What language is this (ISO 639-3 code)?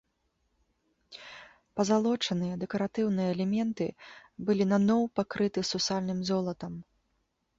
bel